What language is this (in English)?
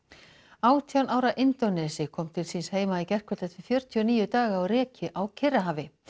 Icelandic